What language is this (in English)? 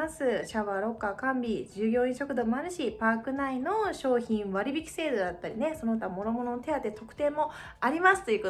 Japanese